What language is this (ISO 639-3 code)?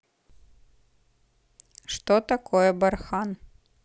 rus